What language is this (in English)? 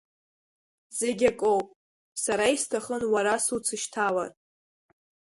Abkhazian